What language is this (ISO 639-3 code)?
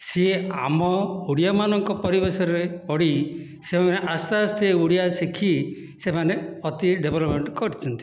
ori